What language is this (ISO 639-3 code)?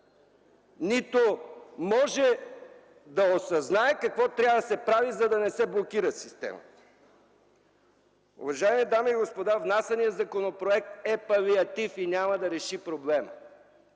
bul